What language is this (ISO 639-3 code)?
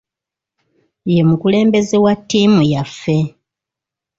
lug